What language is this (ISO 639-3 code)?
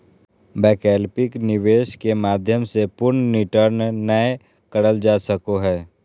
mag